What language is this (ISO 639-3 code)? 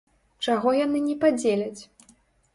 bel